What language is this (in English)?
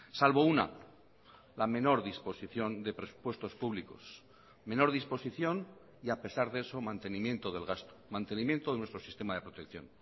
Spanish